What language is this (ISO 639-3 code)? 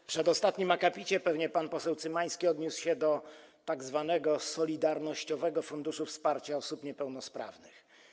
pol